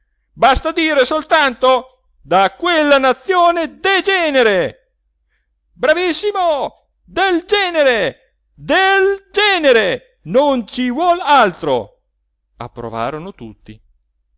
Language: Italian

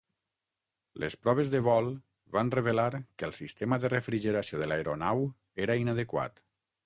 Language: Catalan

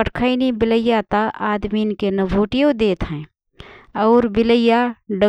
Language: Rana Tharu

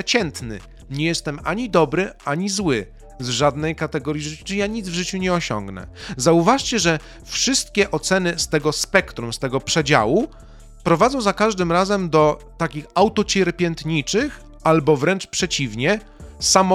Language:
Polish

